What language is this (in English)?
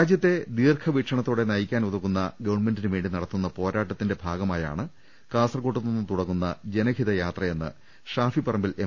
Malayalam